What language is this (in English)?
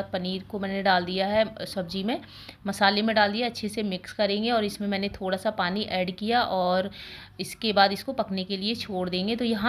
Hindi